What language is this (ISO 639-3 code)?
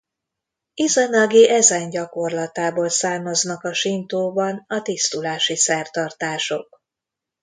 hun